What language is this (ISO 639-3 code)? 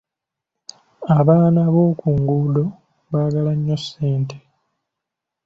lug